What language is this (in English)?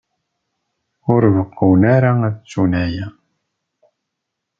Kabyle